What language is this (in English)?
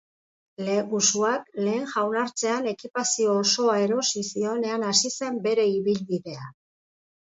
Basque